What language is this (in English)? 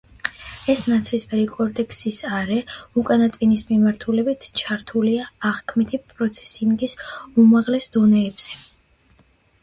Georgian